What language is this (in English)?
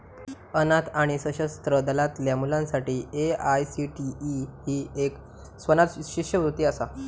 Marathi